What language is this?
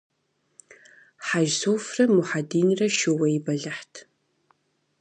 Kabardian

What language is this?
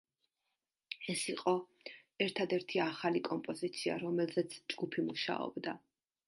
Georgian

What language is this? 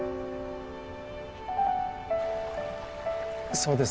Japanese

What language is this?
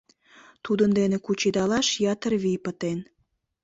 Mari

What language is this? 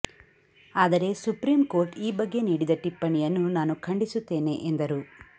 Kannada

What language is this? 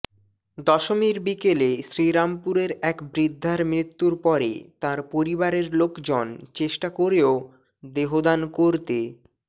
Bangla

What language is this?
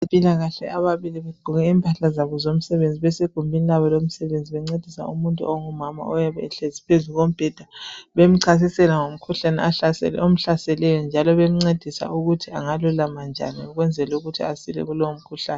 North Ndebele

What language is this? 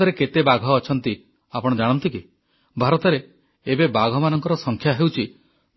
Odia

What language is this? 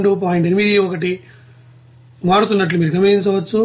Telugu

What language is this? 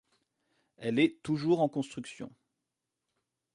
French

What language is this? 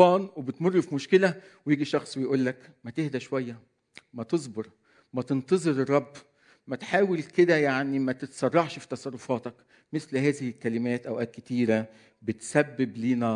Arabic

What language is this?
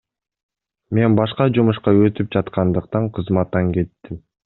Kyrgyz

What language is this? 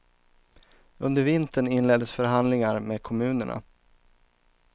Swedish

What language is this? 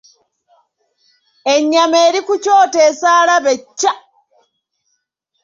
Ganda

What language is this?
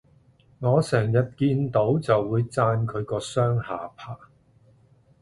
Cantonese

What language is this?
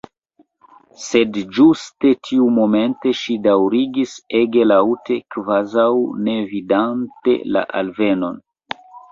Esperanto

